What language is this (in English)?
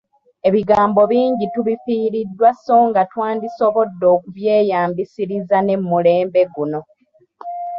Ganda